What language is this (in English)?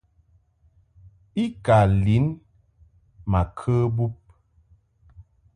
Mungaka